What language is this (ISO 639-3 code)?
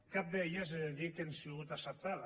cat